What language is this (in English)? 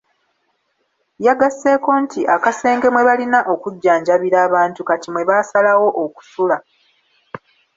Ganda